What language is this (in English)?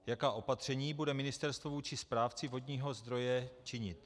Czech